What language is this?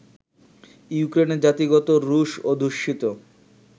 Bangla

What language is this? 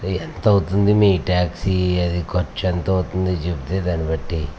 Telugu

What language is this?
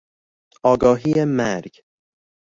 Persian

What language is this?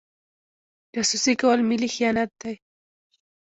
Pashto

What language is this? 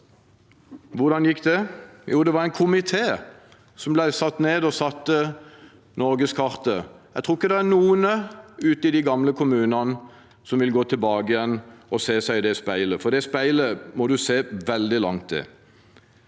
Norwegian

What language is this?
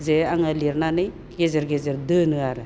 Bodo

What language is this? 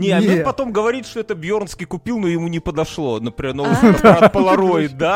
Russian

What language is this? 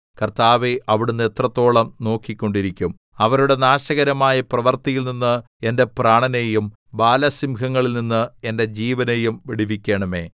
Malayalam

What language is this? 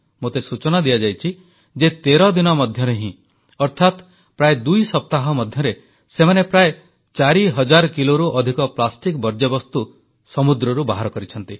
Odia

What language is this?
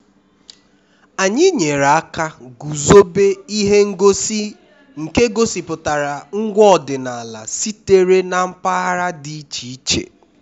Igbo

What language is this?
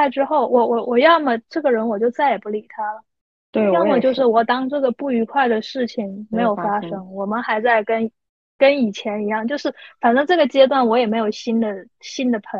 Chinese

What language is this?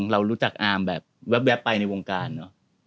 Thai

